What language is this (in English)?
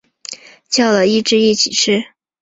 Chinese